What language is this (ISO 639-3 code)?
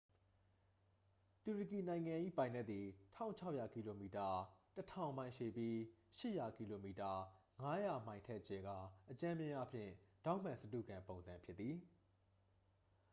mya